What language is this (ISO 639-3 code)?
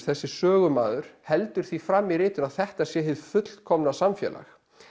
isl